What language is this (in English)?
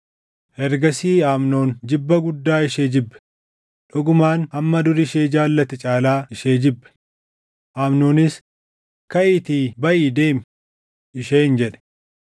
Oromo